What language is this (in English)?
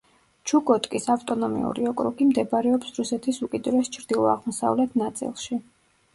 Georgian